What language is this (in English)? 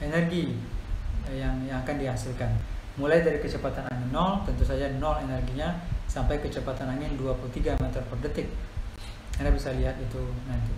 Indonesian